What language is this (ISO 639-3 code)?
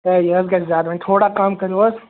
kas